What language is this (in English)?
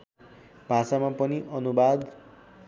Nepali